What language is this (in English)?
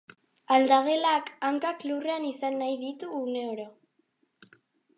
Basque